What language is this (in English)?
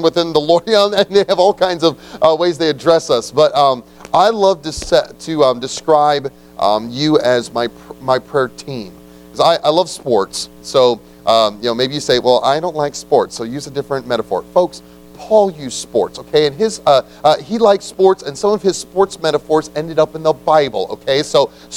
English